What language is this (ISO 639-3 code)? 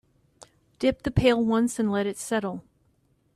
eng